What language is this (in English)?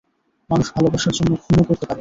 Bangla